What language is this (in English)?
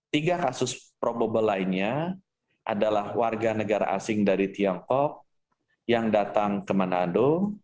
Indonesian